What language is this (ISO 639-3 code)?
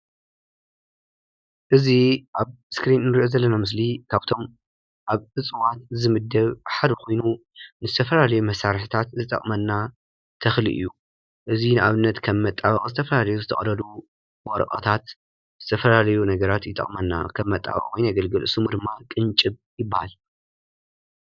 tir